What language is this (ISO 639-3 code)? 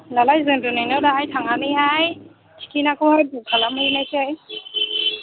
brx